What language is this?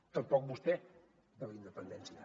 Catalan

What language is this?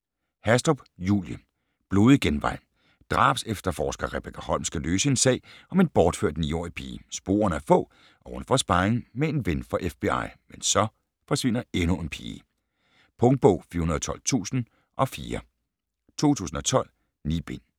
Danish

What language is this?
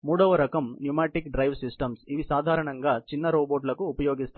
Telugu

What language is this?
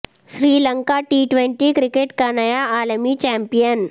Urdu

